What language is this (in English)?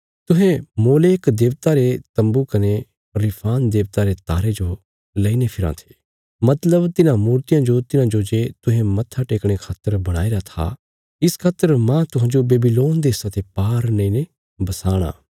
Bilaspuri